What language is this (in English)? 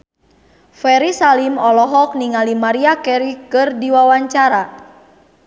Sundanese